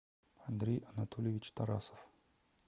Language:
Russian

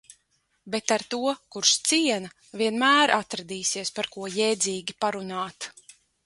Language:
Latvian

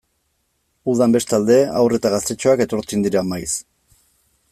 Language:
Basque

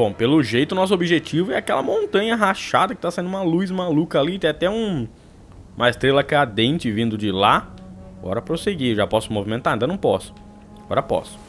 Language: Portuguese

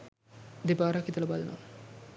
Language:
Sinhala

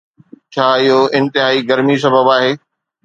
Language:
Sindhi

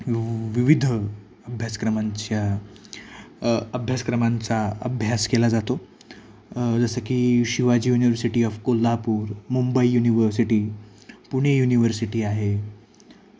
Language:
Marathi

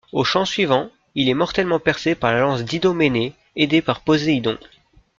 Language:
French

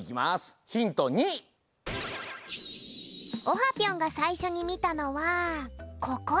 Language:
Japanese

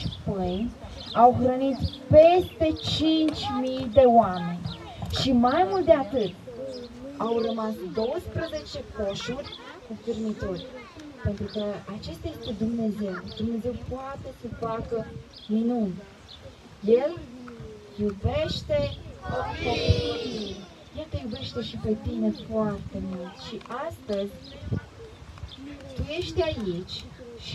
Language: Romanian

